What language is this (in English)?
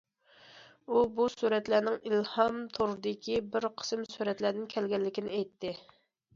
Uyghur